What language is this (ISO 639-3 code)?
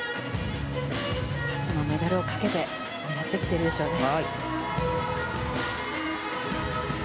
jpn